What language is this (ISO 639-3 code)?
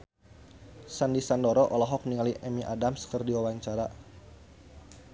sun